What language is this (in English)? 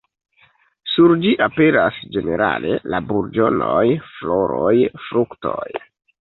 Esperanto